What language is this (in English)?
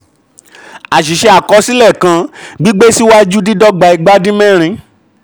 Yoruba